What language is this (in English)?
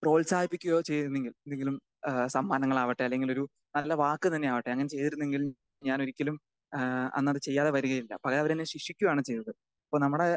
Malayalam